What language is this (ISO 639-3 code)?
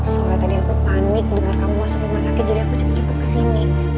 ind